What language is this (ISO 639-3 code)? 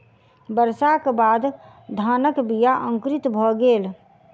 mai